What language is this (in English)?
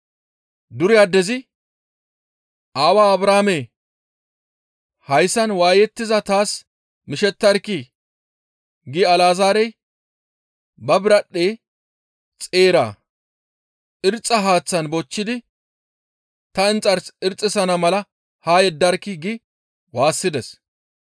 Gamo